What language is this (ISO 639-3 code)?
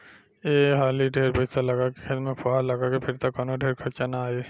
bho